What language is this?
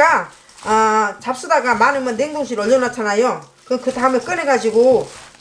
Korean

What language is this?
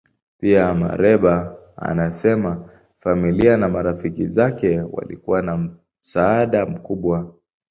Swahili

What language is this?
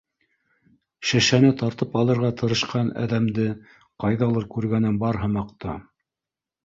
Bashkir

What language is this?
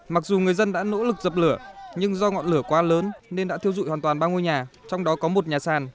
Vietnamese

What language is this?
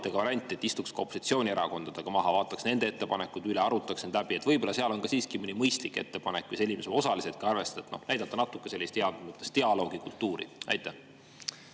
Estonian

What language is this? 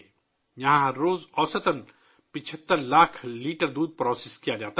Urdu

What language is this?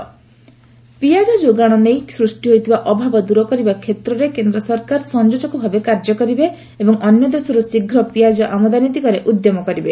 Odia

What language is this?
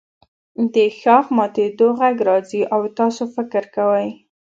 Pashto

